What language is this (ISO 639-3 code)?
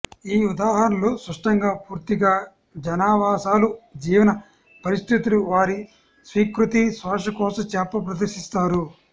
tel